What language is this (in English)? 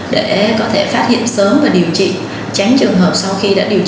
Vietnamese